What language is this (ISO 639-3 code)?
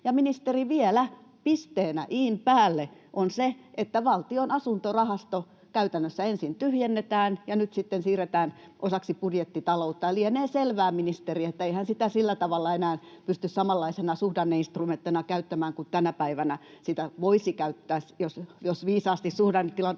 fin